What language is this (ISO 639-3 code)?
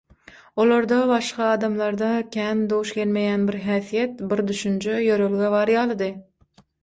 tuk